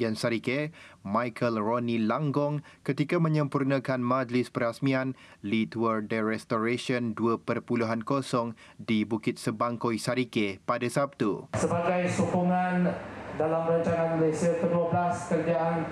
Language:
Malay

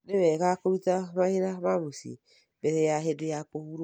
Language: Kikuyu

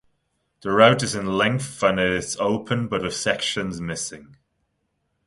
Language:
English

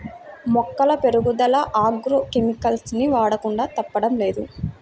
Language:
Telugu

